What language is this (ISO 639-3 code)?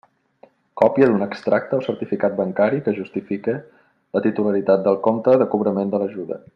cat